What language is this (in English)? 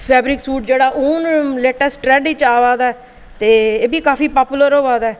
Dogri